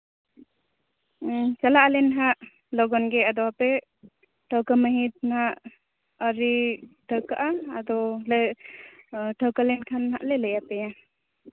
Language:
Santali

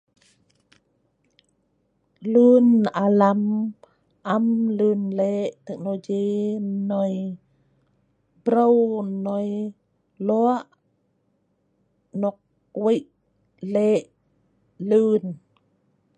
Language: Sa'ban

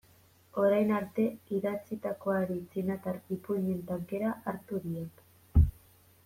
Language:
Basque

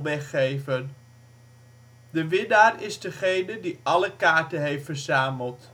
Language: Dutch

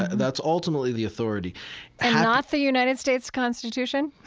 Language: English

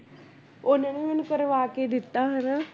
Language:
Punjabi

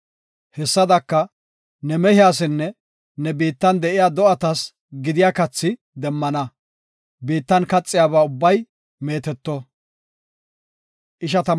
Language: Gofa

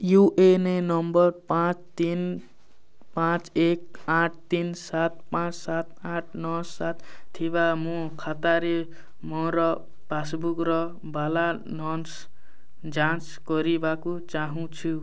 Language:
Odia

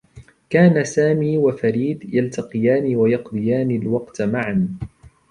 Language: Arabic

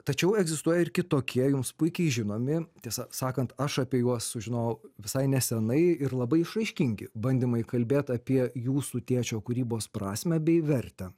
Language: Lithuanian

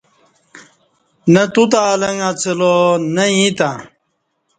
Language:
Kati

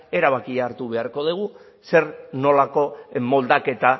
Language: Basque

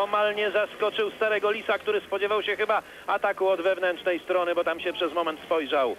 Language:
Polish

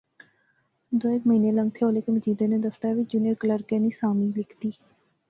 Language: Pahari-Potwari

